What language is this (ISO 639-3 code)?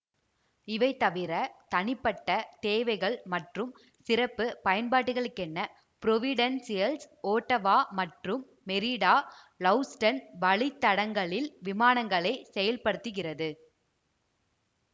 tam